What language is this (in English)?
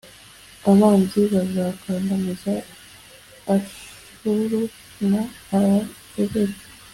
Kinyarwanda